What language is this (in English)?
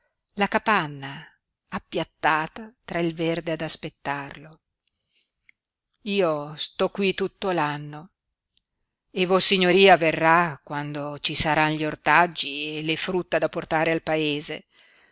Italian